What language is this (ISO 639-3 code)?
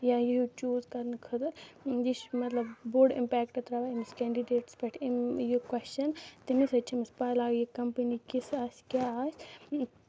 kas